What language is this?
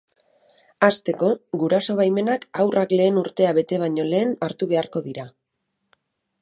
Basque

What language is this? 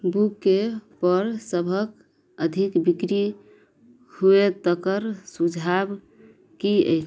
Maithili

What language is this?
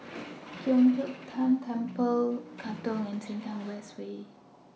English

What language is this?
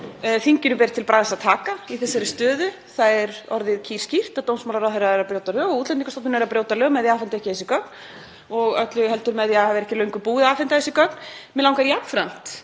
Icelandic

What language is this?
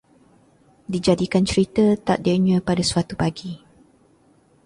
Malay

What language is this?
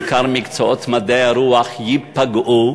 Hebrew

